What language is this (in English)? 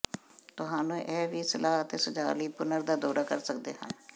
Punjabi